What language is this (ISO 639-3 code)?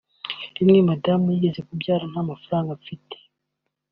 kin